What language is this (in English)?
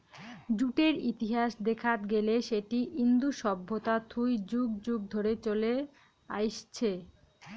Bangla